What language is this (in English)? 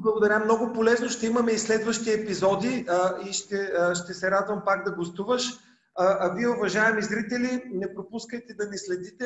Bulgarian